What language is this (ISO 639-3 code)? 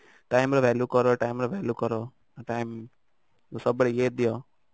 ori